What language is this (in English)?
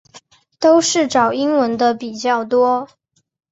Chinese